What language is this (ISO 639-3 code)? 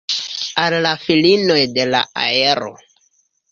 epo